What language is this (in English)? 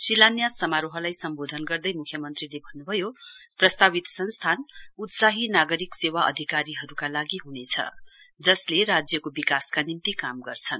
Nepali